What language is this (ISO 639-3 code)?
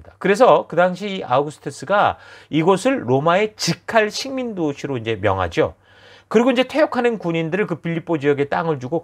kor